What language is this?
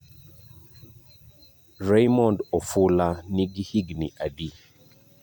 Luo (Kenya and Tanzania)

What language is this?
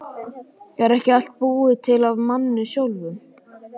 Icelandic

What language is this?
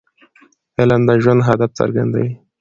Pashto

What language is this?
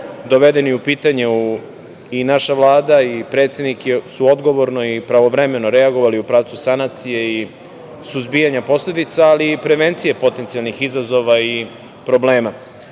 Serbian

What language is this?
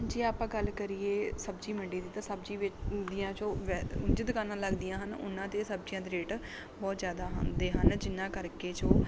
Punjabi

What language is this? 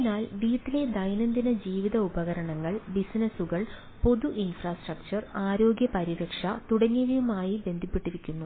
Malayalam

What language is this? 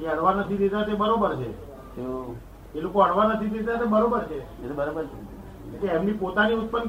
Gujarati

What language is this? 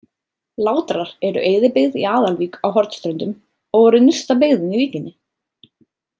Icelandic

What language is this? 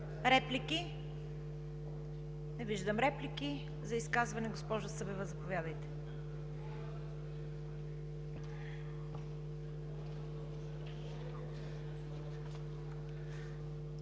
Bulgarian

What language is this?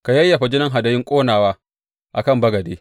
Hausa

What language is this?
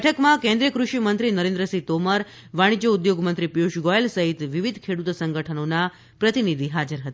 Gujarati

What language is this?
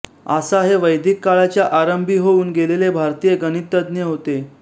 Marathi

